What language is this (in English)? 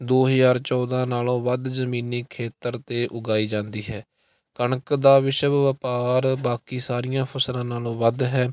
Punjabi